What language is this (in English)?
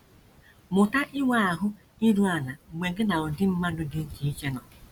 Igbo